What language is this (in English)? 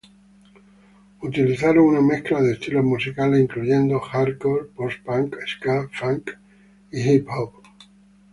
Spanish